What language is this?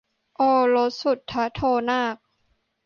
Thai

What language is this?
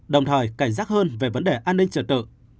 Vietnamese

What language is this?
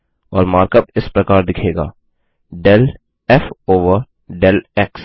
Hindi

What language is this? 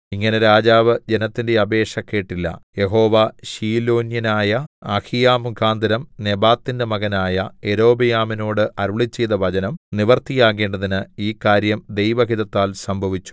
Malayalam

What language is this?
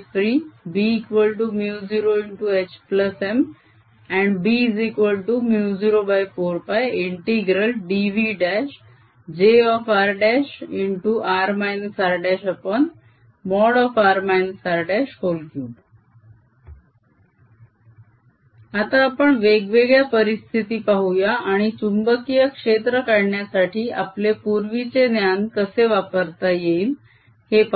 Marathi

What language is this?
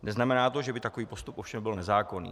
Czech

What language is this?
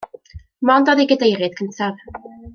Welsh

